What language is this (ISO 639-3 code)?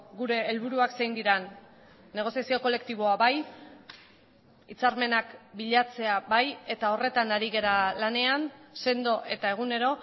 eus